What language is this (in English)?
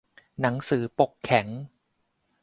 Thai